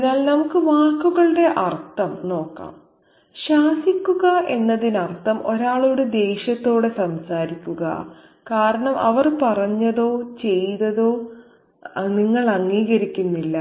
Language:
Malayalam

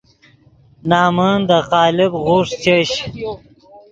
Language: Yidgha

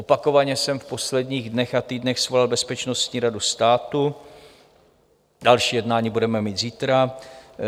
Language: Czech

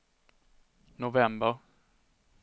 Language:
Swedish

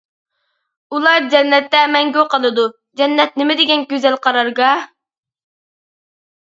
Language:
Uyghur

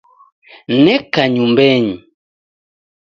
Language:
Taita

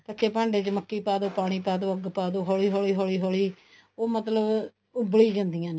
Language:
Punjabi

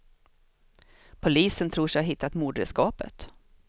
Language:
Swedish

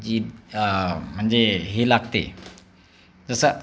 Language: Marathi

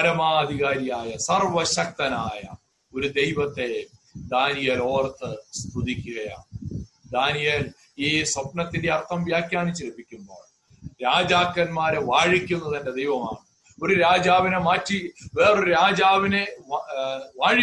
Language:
Malayalam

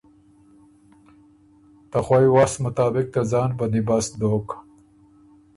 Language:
Ormuri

